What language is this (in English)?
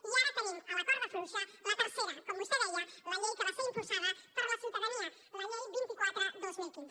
Catalan